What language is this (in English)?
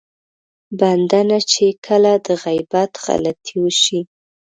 Pashto